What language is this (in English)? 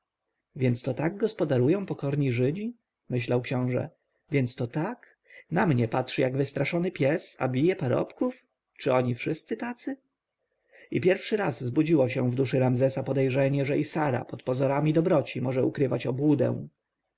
Polish